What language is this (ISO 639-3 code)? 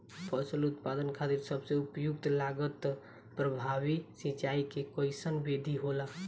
bho